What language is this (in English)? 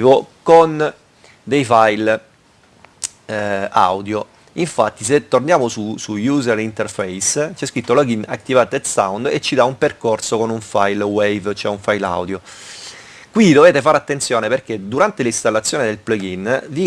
Italian